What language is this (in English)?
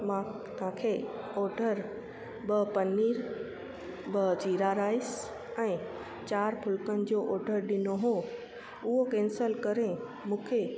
Sindhi